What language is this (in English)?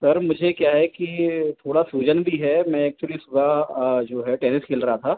Hindi